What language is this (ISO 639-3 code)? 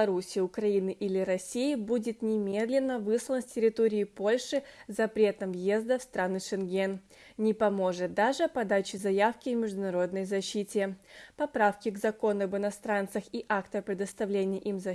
rus